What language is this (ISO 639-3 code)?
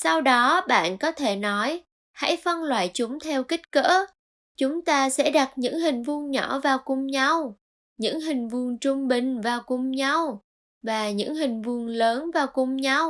vie